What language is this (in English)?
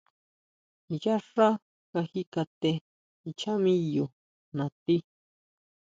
Huautla Mazatec